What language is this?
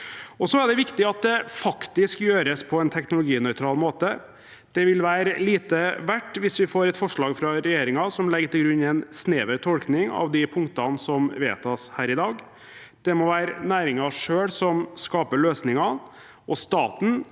Norwegian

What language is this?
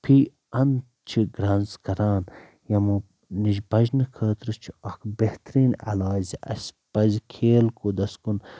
Kashmiri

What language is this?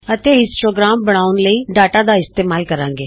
Punjabi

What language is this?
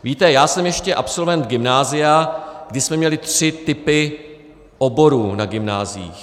Czech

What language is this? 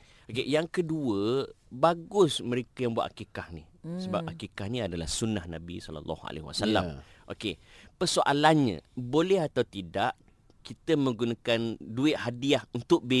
Malay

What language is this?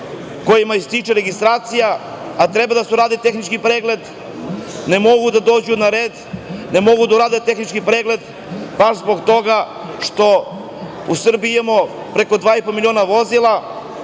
Serbian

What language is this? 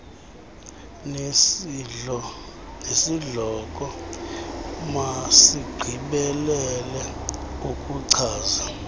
Xhosa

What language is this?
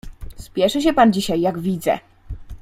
Polish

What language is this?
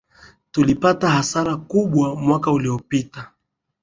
Swahili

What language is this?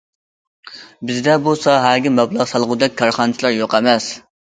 Uyghur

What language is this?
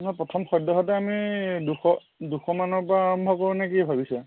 Assamese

